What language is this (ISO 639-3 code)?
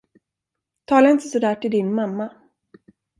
swe